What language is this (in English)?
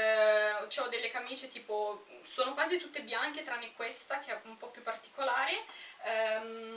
Italian